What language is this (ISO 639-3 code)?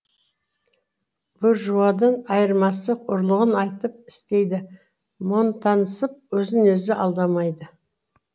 kaz